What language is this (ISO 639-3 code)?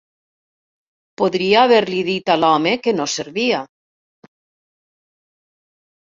cat